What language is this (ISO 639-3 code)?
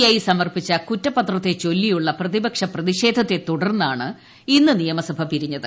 mal